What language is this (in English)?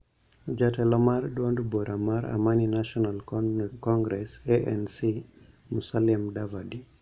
Luo (Kenya and Tanzania)